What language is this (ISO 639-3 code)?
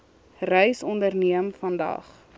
afr